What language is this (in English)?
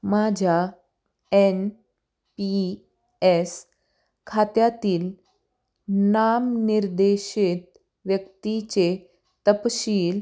Marathi